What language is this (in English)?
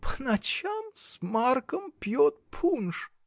Russian